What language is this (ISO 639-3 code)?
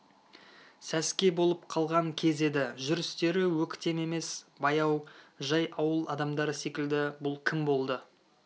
kaz